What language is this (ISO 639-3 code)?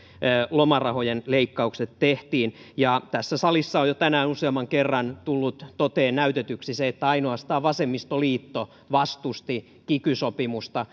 fin